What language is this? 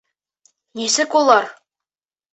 Bashkir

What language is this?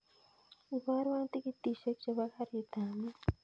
Kalenjin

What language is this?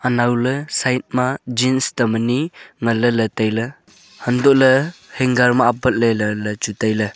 Wancho Naga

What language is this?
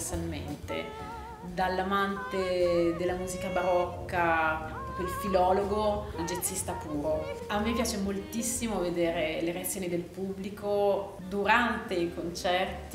Italian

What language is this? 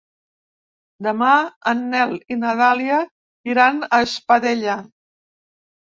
Catalan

